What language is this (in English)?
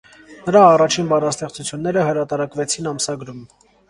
Armenian